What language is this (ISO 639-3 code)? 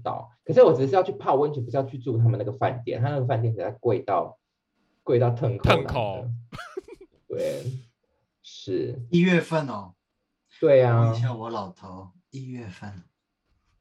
zho